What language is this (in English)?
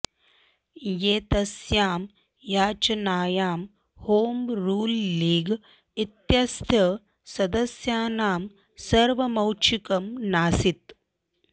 Sanskrit